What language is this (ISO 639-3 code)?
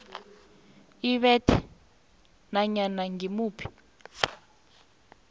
nbl